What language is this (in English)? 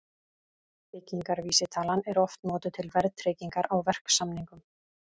Icelandic